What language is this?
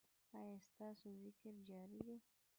Pashto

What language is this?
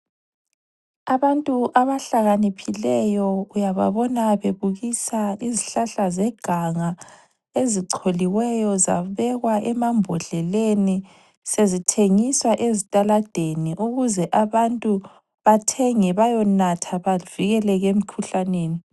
North Ndebele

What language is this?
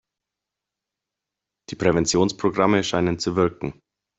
German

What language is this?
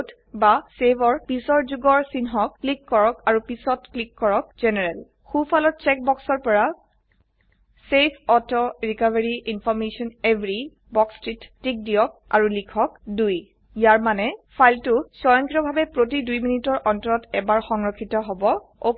Assamese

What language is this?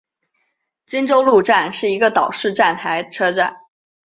Chinese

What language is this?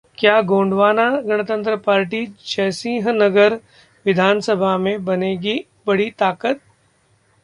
Hindi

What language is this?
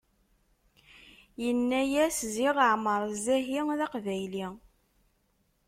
Kabyle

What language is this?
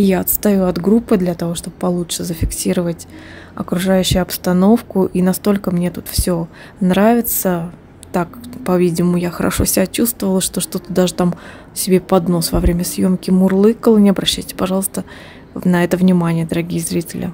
Russian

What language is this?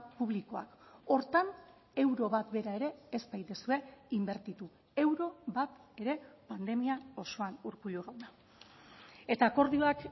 Basque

